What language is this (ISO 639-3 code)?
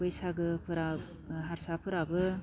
brx